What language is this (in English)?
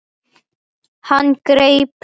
Icelandic